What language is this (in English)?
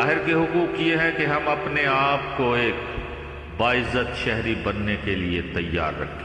Urdu